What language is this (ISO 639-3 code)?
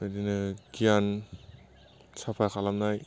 brx